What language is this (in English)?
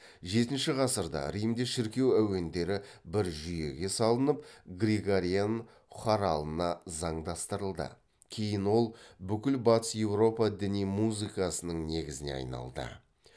Kazakh